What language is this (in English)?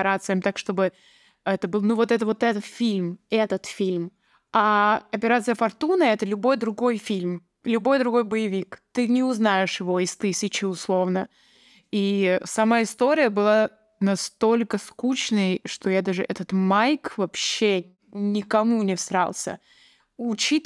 Russian